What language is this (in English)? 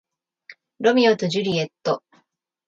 Japanese